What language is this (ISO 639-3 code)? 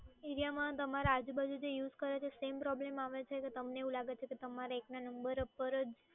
guj